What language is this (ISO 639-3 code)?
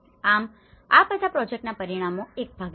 guj